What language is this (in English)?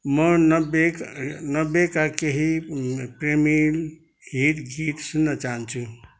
Nepali